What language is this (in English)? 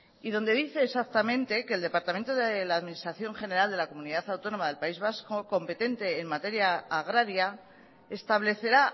Spanish